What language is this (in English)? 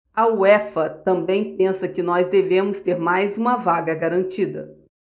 Portuguese